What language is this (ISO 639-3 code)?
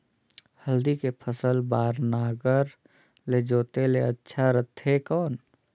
hne